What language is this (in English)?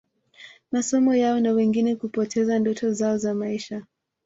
Swahili